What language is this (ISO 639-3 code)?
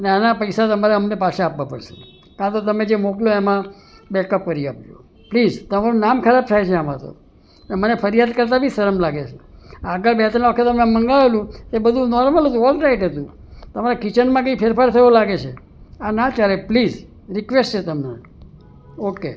guj